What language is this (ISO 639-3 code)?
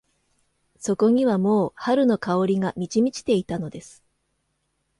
jpn